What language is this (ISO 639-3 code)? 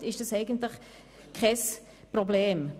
gsw